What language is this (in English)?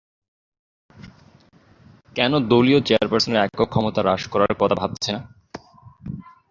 Bangla